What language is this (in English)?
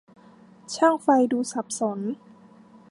Thai